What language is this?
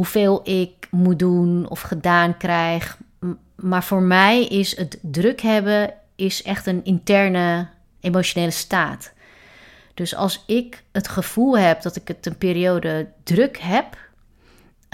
Dutch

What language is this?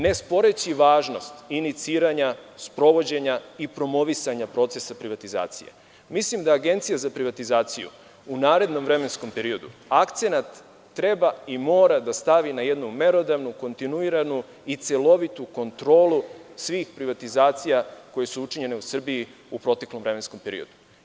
Serbian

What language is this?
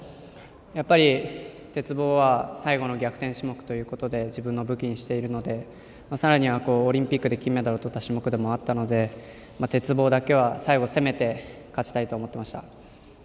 Japanese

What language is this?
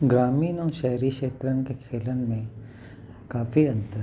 Sindhi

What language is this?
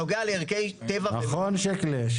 Hebrew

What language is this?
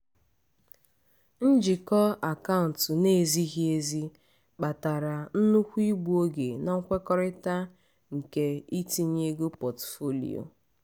Igbo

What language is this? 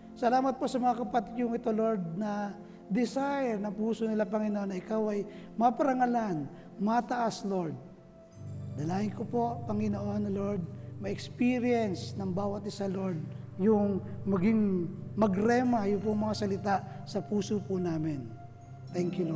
Filipino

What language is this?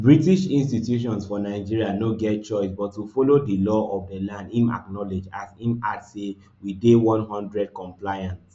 Nigerian Pidgin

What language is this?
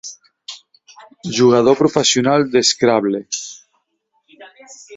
Catalan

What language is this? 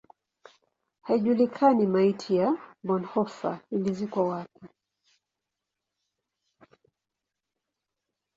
Swahili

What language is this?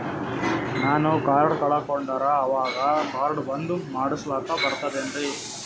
Kannada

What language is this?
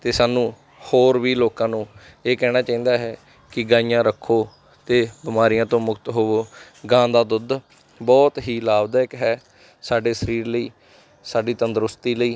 Punjabi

